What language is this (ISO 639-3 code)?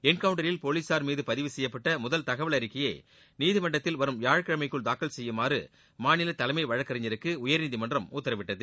tam